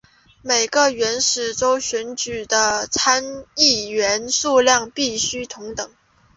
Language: Chinese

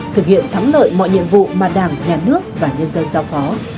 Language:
Vietnamese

